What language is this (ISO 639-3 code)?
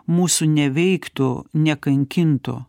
lit